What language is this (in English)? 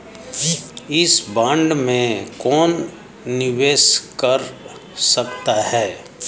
Hindi